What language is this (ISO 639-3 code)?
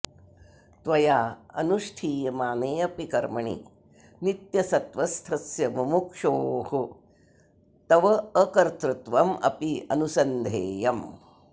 san